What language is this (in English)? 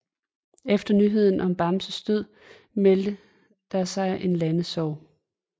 Danish